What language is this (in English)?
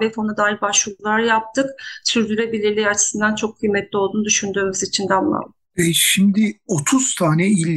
Turkish